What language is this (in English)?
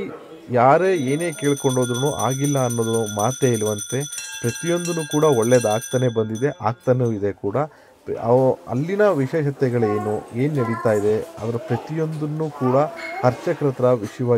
Kannada